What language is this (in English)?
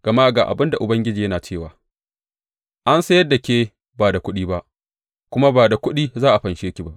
Hausa